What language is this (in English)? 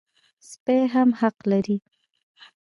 Pashto